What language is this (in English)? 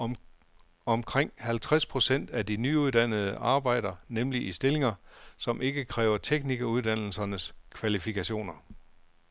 Danish